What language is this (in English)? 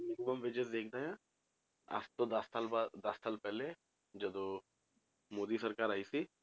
Punjabi